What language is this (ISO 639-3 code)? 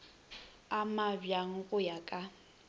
nso